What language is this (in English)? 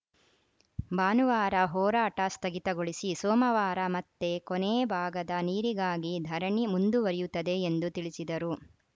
Kannada